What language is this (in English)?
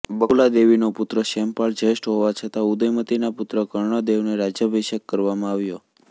Gujarati